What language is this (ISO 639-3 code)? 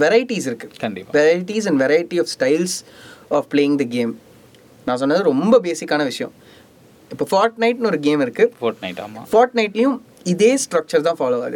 tam